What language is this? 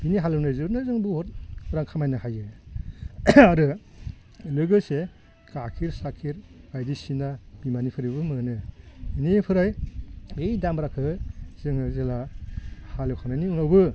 Bodo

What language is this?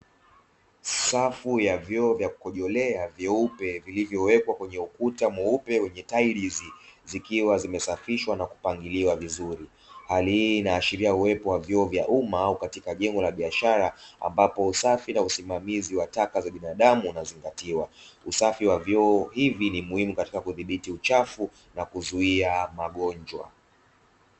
Swahili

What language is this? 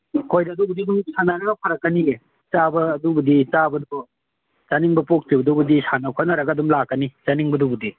Manipuri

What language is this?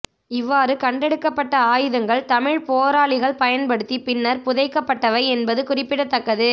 Tamil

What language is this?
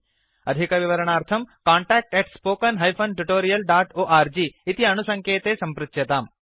Sanskrit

